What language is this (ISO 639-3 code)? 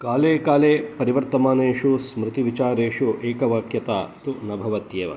san